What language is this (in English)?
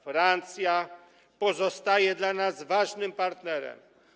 Polish